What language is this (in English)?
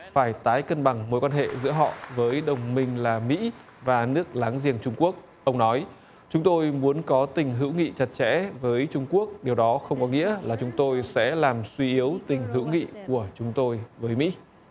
Vietnamese